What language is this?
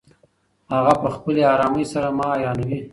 Pashto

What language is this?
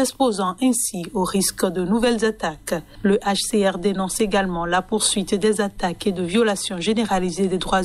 French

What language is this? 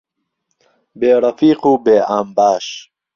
Central Kurdish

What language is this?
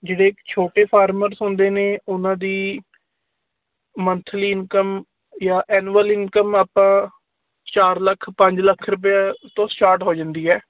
Punjabi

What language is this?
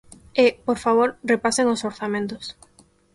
Galician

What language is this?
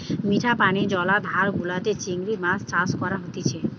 Bangla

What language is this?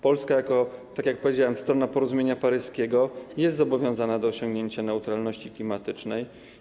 Polish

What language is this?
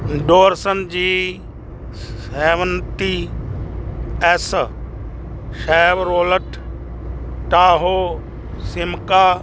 Punjabi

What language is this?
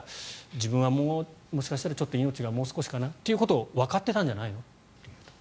Japanese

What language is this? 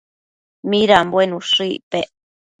Matsés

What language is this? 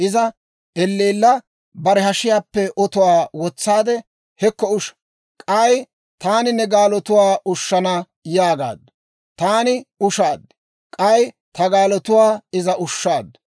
Dawro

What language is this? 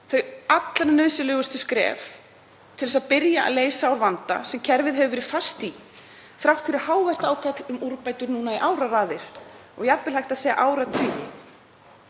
Icelandic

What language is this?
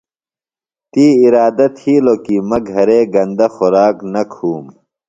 Phalura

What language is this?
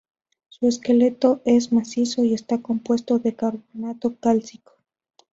Spanish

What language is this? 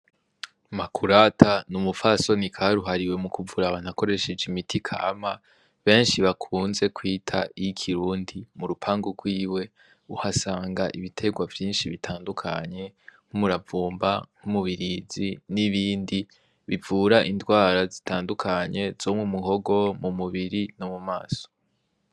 Rundi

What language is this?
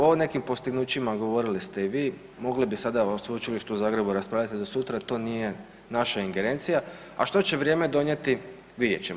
Croatian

